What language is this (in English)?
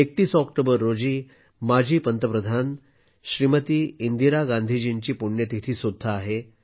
Marathi